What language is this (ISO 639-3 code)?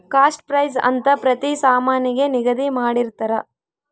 kan